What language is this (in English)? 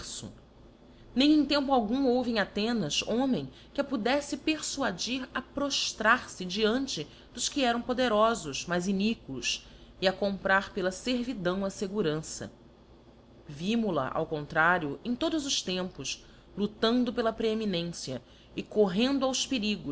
Portuguese